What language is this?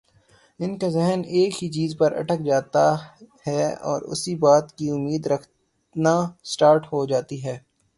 Urdu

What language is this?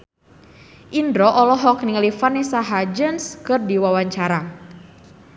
Sundanese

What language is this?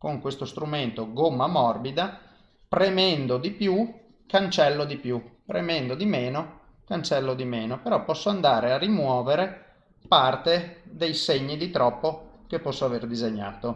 Italian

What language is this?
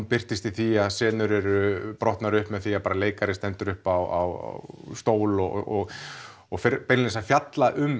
Icelandic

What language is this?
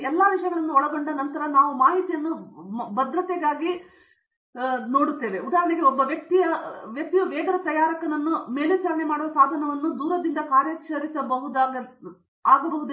Kannada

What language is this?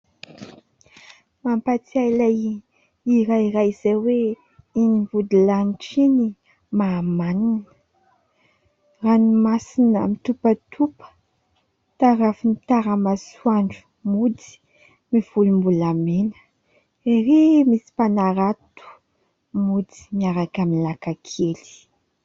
Malagasy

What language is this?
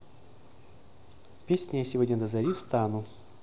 Russian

